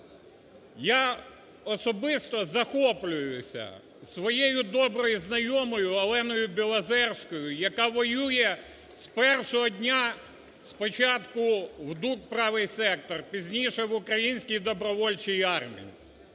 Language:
Ukrainian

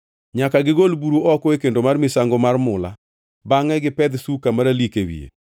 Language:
Luo (Kenya and Tanzania)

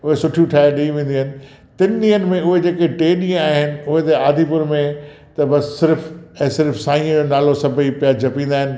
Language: Sindhi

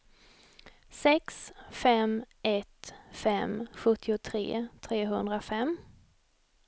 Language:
Swedish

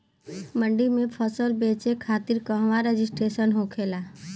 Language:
Bhojpuri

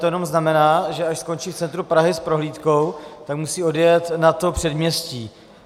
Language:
Czech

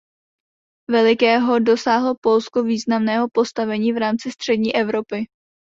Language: Czech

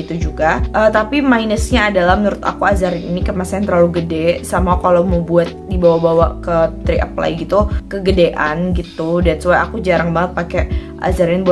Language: Indonesian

